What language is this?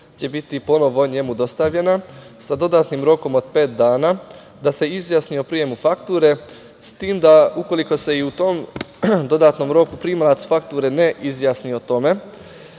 Serbian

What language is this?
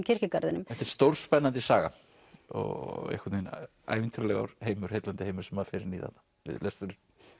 Icelandic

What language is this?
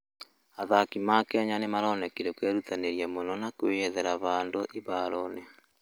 Kikuyu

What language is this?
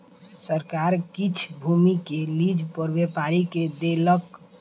Maithili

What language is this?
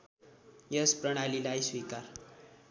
Nepali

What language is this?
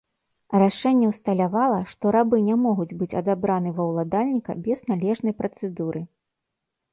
Belarusian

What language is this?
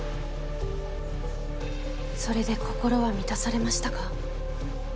Japanese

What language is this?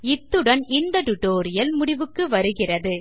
Tamil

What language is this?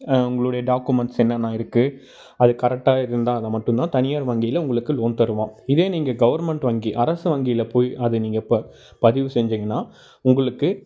Tamil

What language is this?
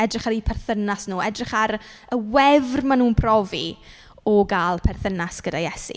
Welsh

